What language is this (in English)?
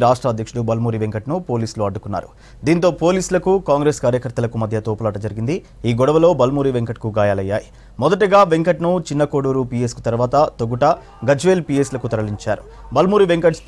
Hindi